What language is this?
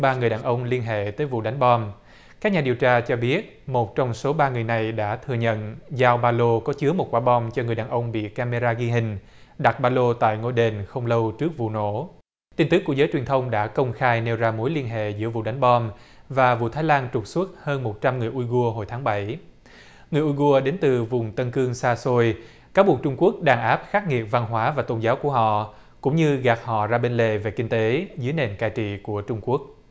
Vietnamese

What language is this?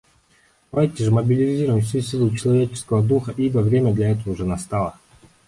Russian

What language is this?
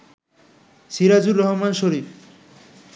Bangla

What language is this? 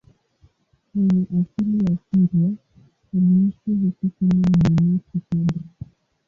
Swahili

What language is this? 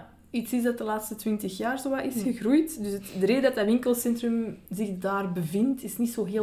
Dutch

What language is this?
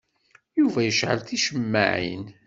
Kabyle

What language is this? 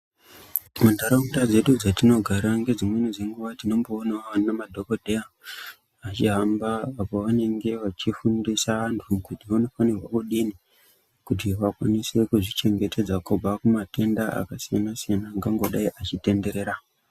Ndau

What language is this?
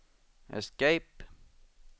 Swedish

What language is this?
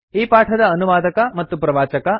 Kannada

